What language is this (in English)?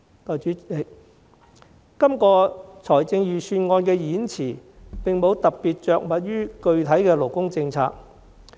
Cantonese